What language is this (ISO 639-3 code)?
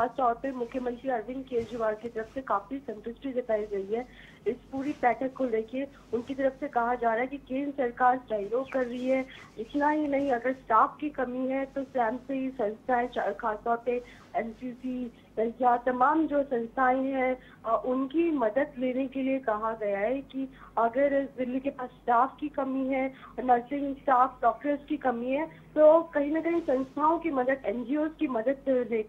hin